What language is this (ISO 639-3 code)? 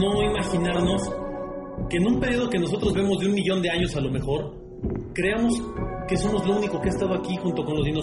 spa